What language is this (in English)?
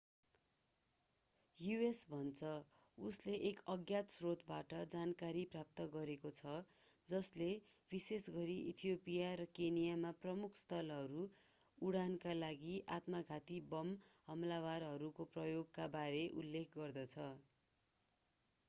Nepali